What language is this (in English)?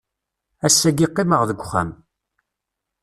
Kabyle